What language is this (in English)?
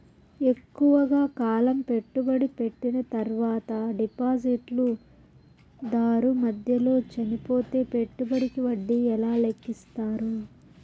Telugu